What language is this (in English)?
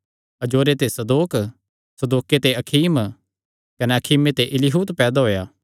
Kangri